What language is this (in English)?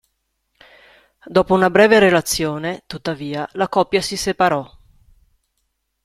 Italian